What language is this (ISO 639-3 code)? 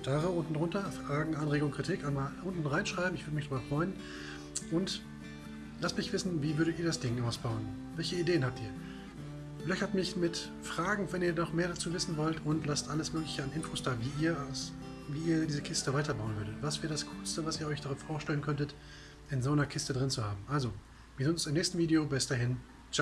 deu